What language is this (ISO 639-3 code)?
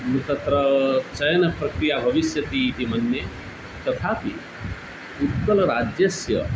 san